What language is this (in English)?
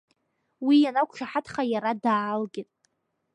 Abkhazian